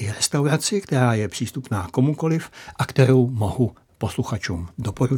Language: Czech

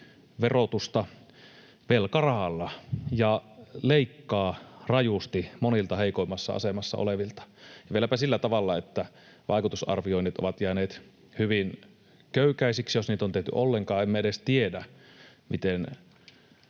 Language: Finnish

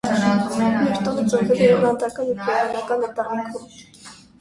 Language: Armenian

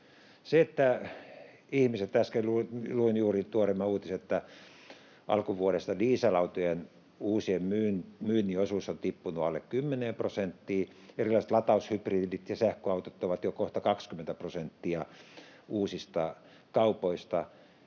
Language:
Finnish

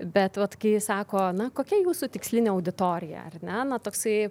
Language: Lithuanian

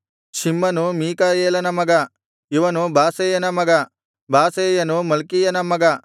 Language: Kannada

